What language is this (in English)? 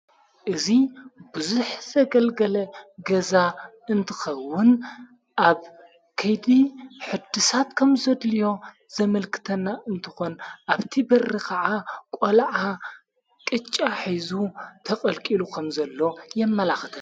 Tigrinya